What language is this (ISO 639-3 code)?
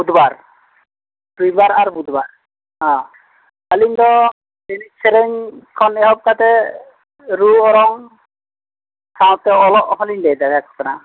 sat